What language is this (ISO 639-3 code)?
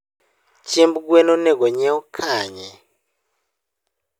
luo